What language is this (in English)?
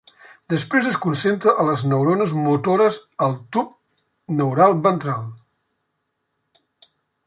Catalan